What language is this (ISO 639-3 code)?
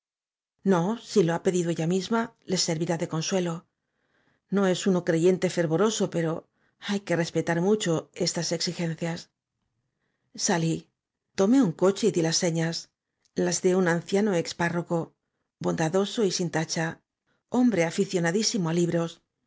spa